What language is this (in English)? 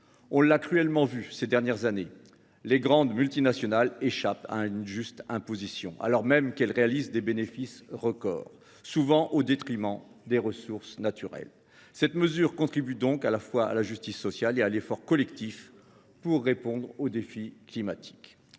French